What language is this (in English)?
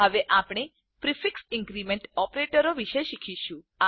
Gujarati